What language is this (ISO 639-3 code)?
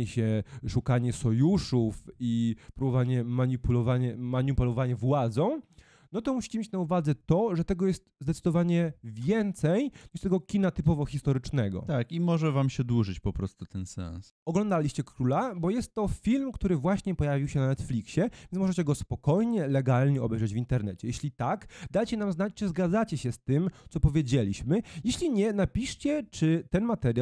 pol